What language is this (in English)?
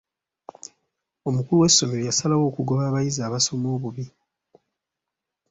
Ganda